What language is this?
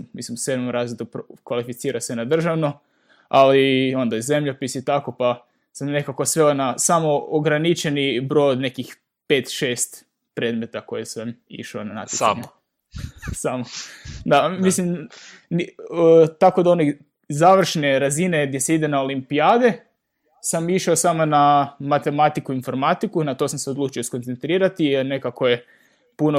Croatian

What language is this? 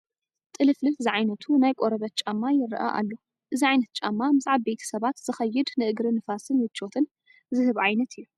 Tigrinya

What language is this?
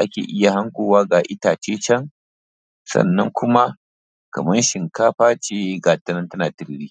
Hausa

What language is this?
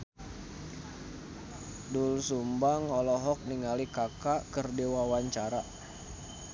Sundanese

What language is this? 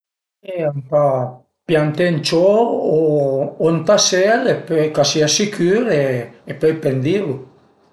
Piedmontese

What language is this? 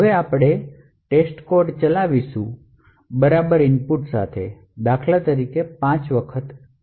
Gujarati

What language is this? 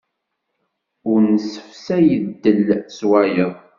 Kabyle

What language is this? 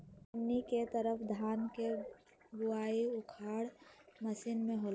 Magahi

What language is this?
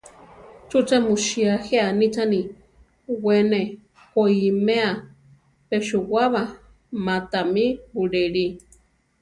Central Tarahumara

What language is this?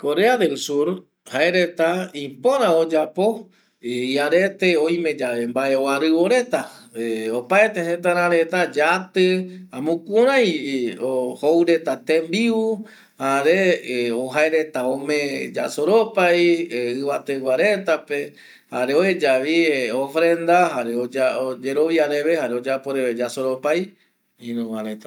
Eastern Bolivian Guaraní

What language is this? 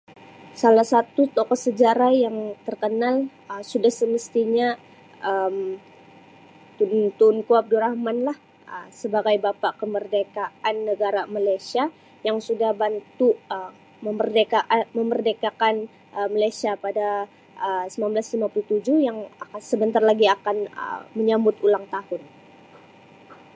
Sabah Malay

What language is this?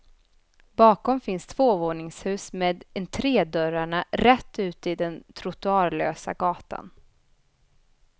Swedish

